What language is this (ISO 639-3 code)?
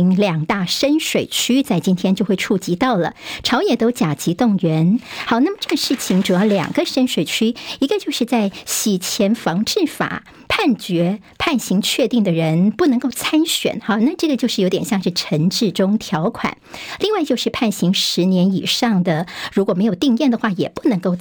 zho